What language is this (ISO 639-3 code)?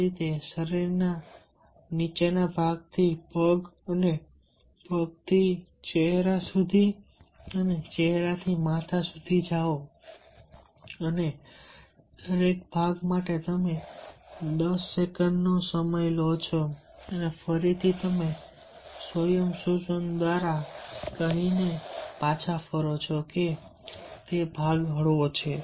guj